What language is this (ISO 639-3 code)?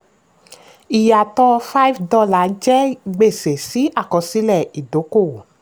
yor